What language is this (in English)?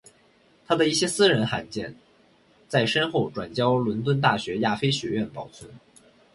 Chinese